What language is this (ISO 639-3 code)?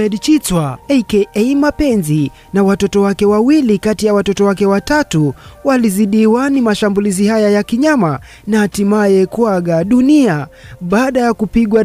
swa